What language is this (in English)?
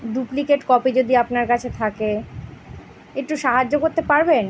Bangla